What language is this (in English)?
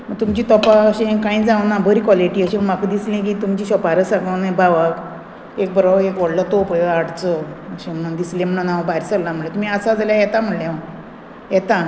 Konkani